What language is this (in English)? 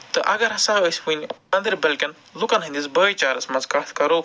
Kashmiri